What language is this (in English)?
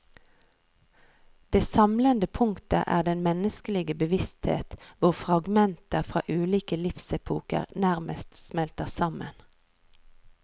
Norwegian